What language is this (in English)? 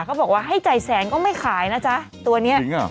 Thai